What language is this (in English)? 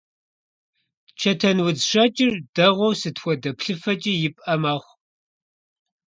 Kabardian